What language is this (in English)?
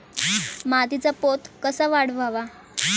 Marathi